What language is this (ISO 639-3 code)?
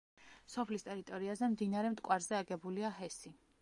kat